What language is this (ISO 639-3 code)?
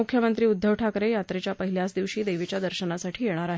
mar